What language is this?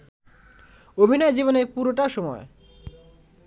Bangla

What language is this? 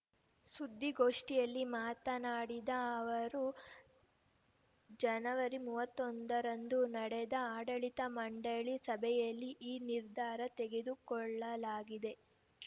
Kannada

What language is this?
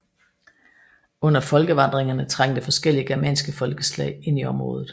Danish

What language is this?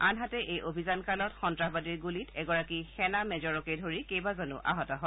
Assamese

